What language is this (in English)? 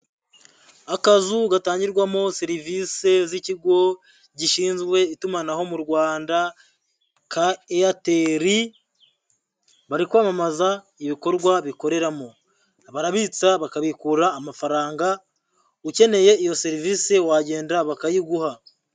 Kinyarwanda